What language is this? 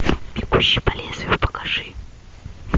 Russian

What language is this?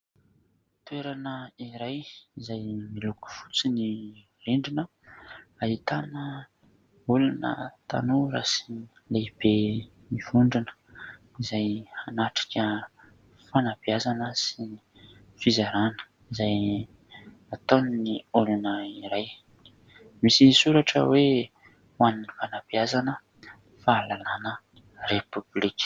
Malagasy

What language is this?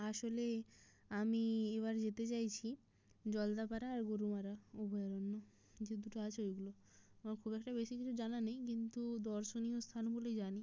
Bangla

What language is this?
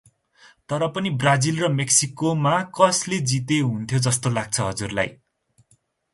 Nepali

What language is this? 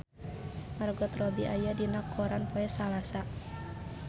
Sundanese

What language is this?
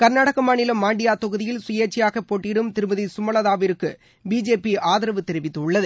Tamil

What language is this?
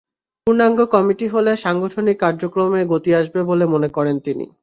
Bangla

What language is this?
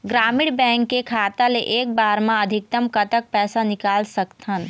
Chhattisgarhi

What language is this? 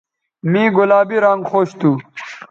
Bateri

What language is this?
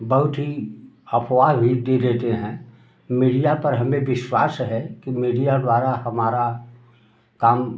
Hindi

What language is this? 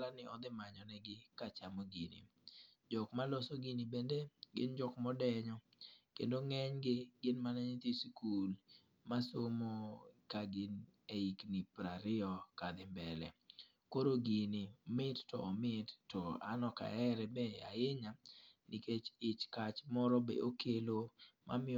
Luo (Kenya and Tanzania)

